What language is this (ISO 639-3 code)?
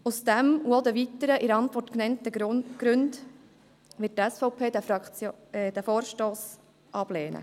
gsw